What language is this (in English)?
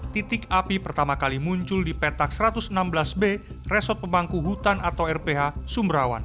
Indonesian